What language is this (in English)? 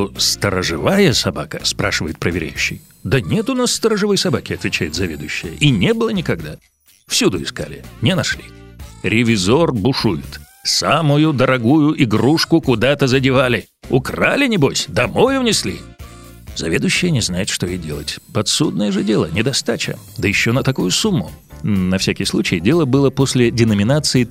Russian